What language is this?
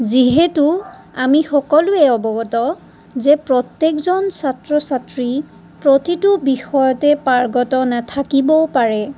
Assamese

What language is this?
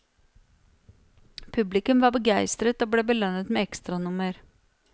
Norwegian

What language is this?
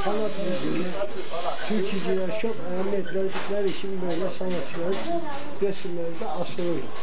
Turkish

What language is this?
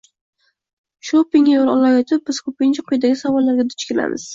Uzbek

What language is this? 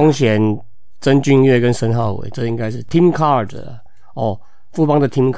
Chinese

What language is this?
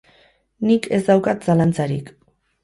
Basque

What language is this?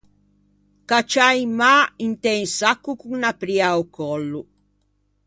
Ligurian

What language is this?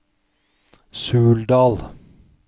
Norwegian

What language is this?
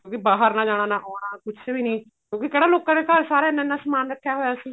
Punjabi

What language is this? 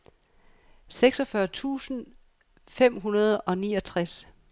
Danish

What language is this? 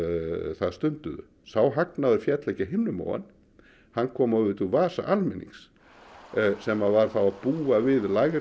Icelandic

